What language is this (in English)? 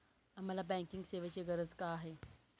Marathi